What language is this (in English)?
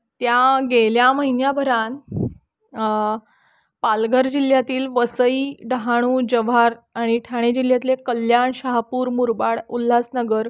Marathi